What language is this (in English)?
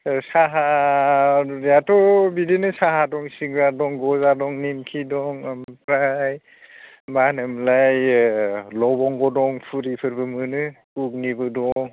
Bodo